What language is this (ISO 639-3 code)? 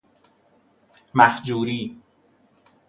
fas